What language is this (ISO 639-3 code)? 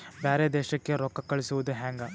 kan